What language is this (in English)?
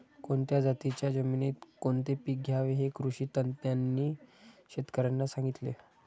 Marathi